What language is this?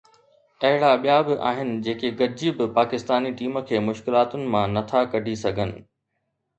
Sindhi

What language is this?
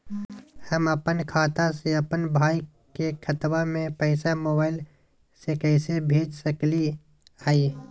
Magahi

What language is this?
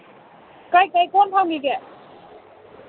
Manipuri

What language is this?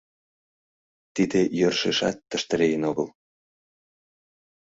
Mari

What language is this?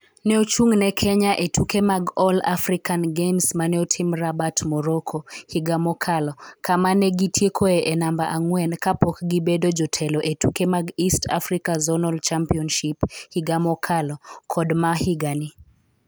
Luo (Kenya and Tanzania)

